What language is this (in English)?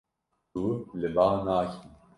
Kurdish